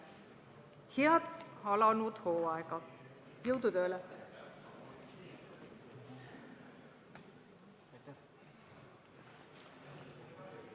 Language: Estonian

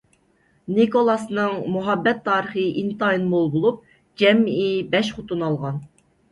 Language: Uyghur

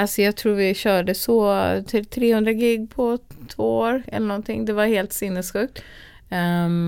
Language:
Swedish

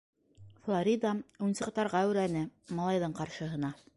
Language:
Bashkir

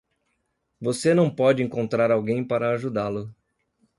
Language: Portuguese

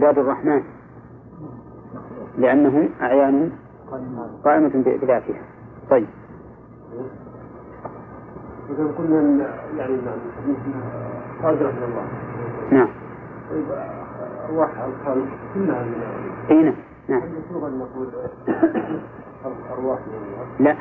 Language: Arabic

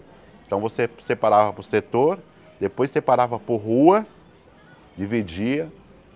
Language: Portuguese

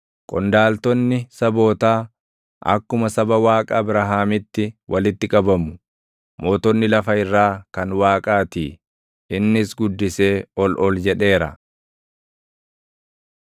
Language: Oromo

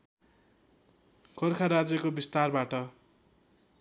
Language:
Nepali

